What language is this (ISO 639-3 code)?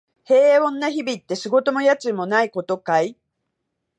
jpn